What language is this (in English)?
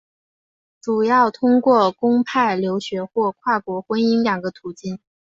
Chinese